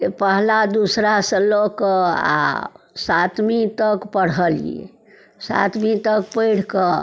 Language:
Maithili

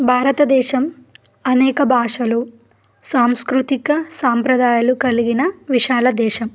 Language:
Telugu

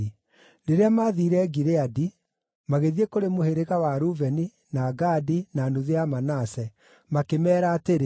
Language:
Kikuyu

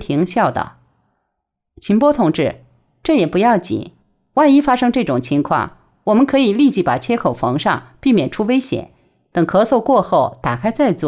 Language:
Chinese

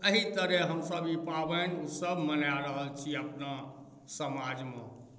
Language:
Maithili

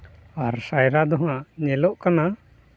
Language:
Santali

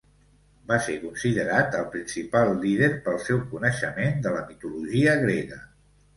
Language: Catalan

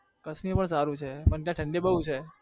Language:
Gujarati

